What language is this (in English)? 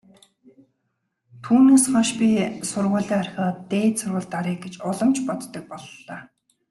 Mongolian